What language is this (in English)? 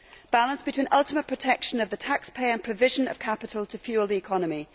English